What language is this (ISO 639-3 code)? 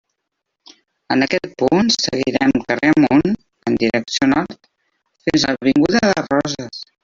cat